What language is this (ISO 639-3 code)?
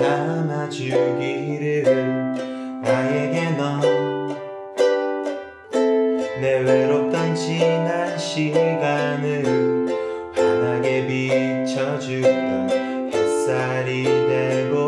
kor